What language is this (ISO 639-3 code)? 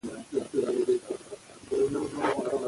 pus